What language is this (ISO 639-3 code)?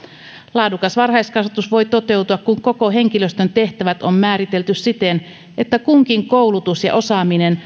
fin